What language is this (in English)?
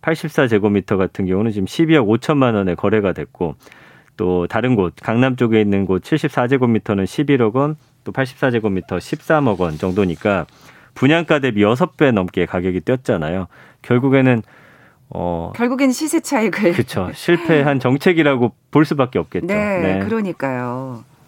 Korean